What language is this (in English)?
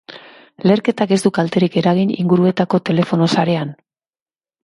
Basque